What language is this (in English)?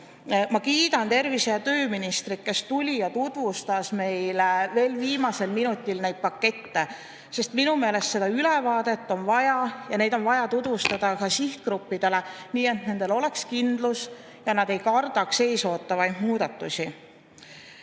Estonian